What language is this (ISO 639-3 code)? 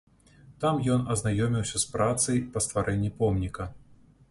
bel